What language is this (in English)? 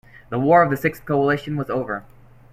English